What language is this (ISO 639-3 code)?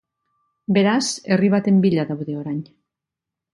eus